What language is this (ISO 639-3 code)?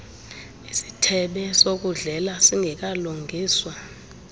xho